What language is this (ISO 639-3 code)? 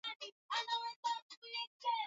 swa